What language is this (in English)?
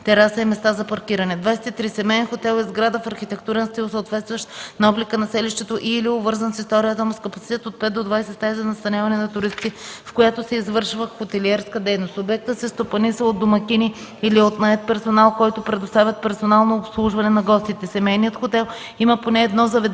Bulgarian